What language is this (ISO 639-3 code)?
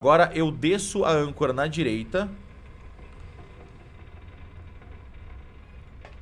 por